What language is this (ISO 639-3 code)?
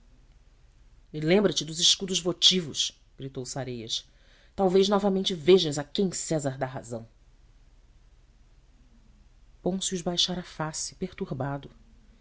por